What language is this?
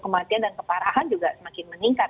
Indonesian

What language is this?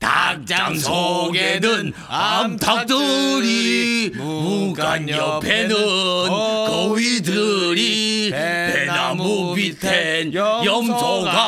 Korean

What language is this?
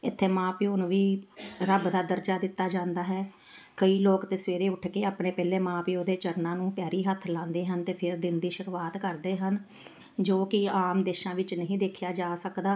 Punjabi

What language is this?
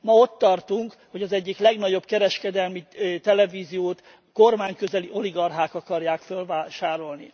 Hungarian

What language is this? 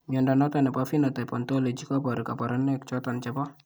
Kalenjin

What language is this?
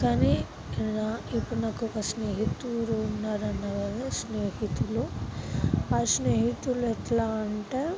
Telugu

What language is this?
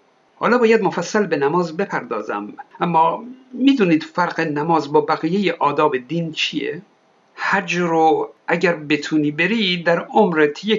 Persian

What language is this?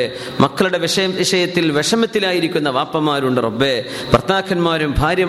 Malayalam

